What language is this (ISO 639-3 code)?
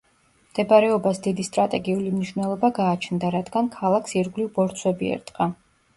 kat